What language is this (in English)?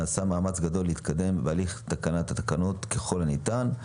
Hebrew